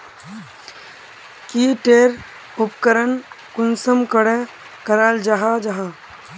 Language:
Magahi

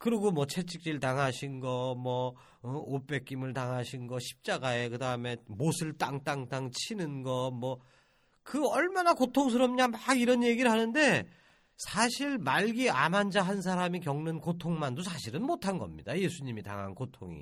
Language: Korean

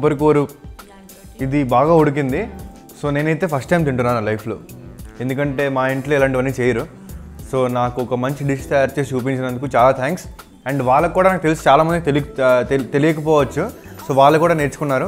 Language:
English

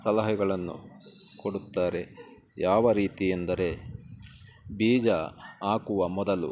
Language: Kannada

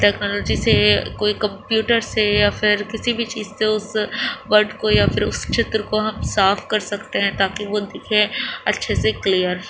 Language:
Urdu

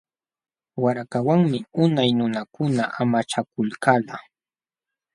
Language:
Jauja Wanca Quechua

